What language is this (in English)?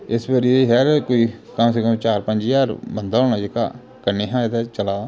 Dogri